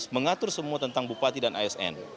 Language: Indonesian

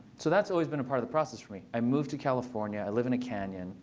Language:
English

